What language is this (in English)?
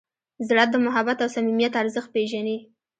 Pashto